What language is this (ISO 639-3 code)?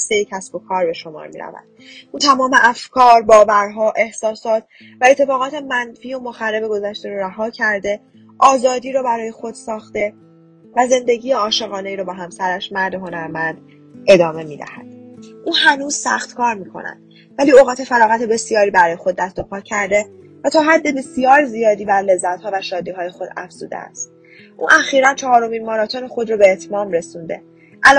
fas